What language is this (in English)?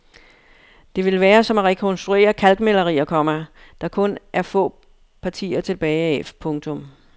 Danish